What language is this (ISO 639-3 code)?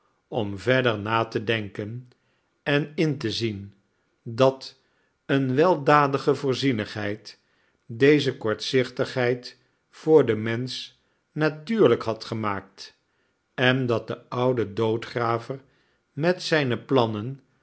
nld